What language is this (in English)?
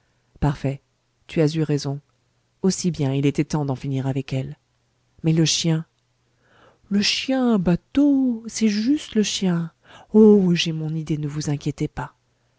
French